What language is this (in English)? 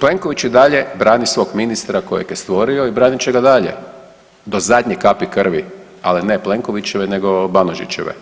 Croatian